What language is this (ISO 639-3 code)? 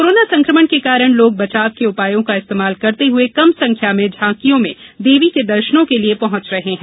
hin